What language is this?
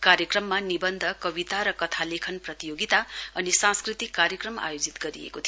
Nepali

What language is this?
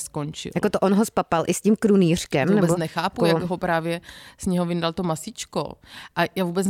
Czech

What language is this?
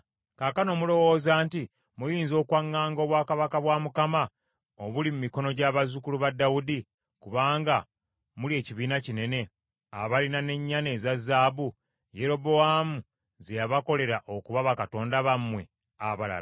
Ganda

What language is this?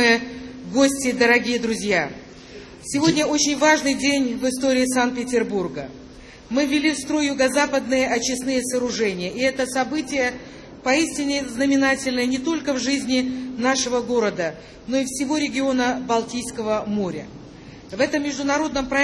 Russian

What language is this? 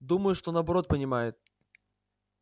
Russian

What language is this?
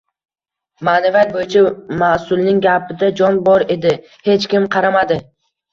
Uzbek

